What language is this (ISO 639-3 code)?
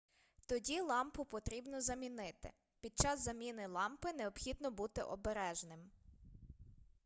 ukr